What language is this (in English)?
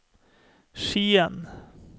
Norwegian